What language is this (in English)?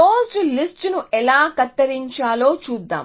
Telugu